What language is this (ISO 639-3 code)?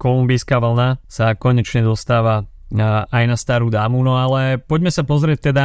slk